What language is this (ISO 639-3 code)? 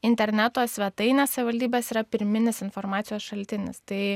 lit